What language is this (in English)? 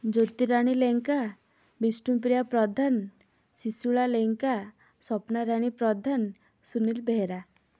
Odia